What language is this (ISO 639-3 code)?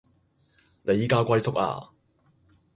yue